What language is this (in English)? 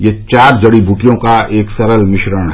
Hindi